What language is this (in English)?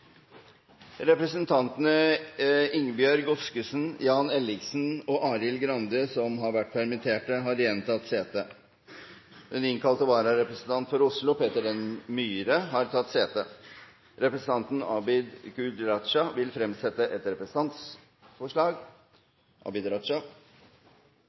Norwegian Nynorsk